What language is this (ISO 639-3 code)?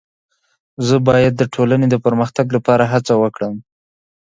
pus